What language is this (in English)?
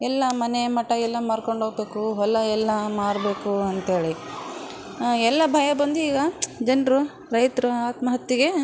Kannada